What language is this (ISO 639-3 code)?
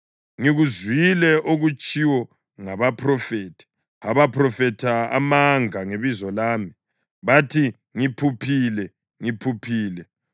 nde